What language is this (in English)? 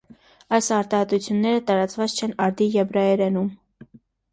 Armenian